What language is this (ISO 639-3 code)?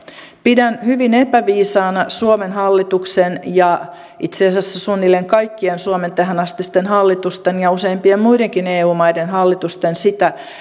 fin